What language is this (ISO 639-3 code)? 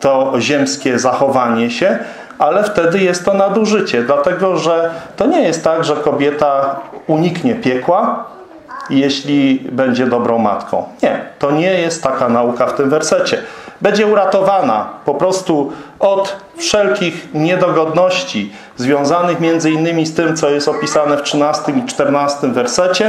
pol